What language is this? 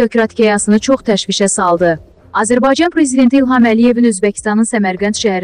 Turkish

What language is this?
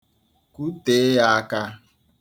Igbo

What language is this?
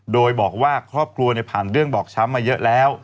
Thai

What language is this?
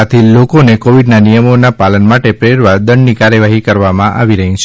Gujarati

